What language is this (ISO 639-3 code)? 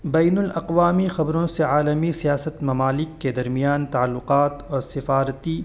urd